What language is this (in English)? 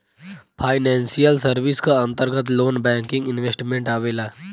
Bhojpuri